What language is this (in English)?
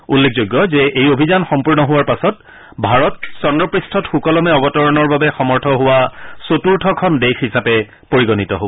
Assamese